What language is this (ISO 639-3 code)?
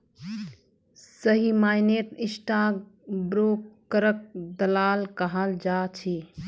mag